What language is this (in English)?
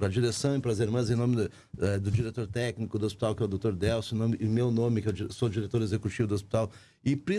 Portuguese